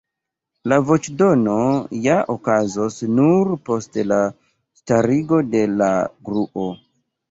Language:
Esperanto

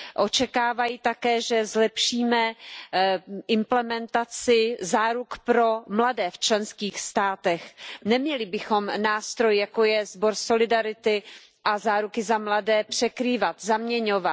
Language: Czech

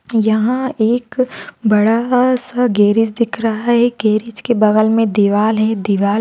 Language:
Marwari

